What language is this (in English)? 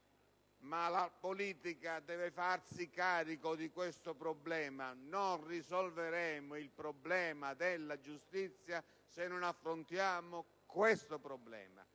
Italian